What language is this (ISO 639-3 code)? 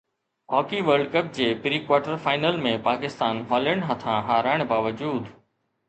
snd